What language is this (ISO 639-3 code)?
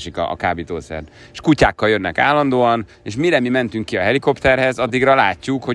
hun